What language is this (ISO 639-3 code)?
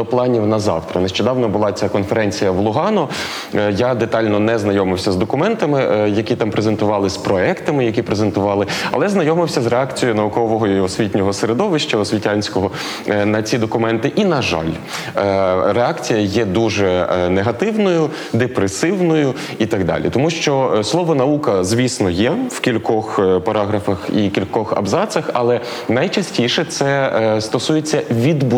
ukr